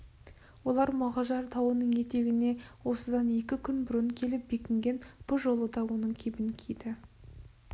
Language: Kazakh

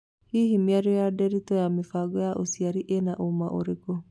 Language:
Kikuyu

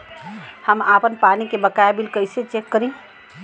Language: Bhojpuri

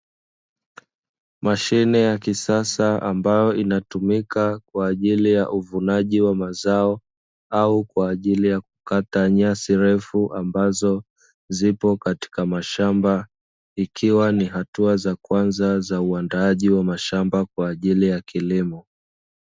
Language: Swahili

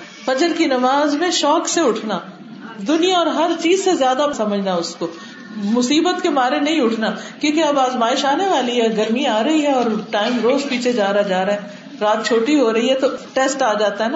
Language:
Urdu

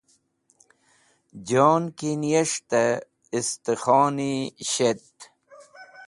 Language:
Wakhi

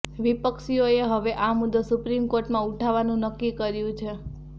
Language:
Gujarati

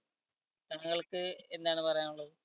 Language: Malayalam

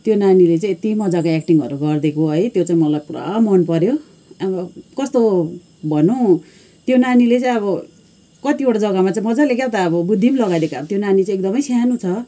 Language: Nepali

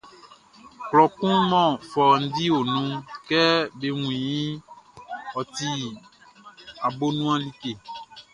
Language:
Baoulé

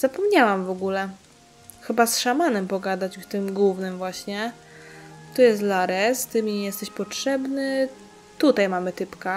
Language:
Polish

